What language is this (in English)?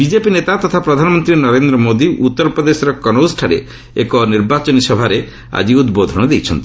Odia